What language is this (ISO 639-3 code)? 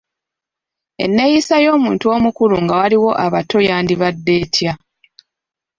lug